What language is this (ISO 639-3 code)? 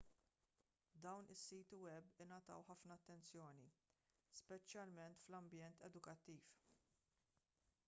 mlt